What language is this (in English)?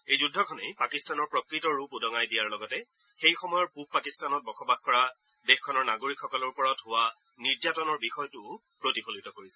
Assamese